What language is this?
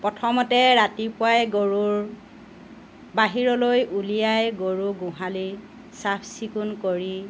Assamese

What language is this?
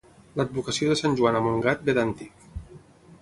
Catalan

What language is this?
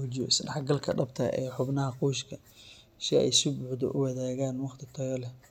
Somali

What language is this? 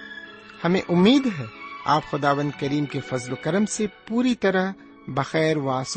Urdu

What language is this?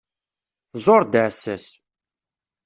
Kabyle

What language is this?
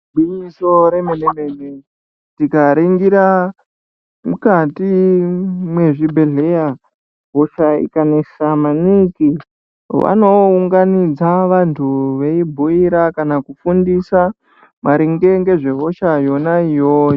Ndau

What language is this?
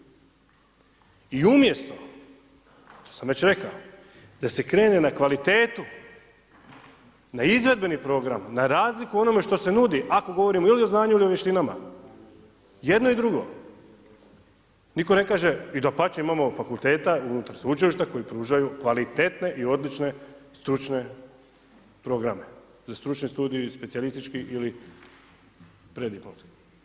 Croatian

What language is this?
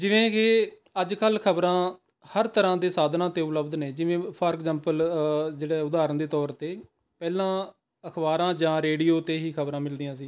Punjabi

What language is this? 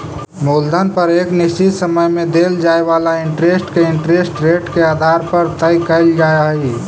Magahi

